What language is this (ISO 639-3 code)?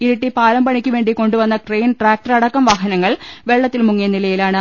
mal